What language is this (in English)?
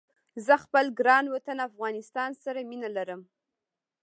Pashto